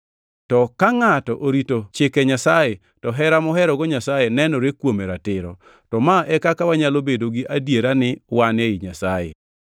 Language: Luo (Kenya and Tanzania)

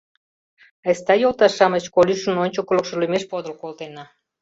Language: Mari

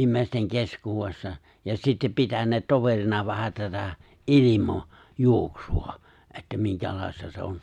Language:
Finnish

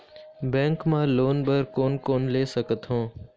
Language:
Chhattisgarhi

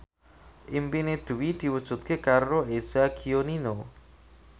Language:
Javanese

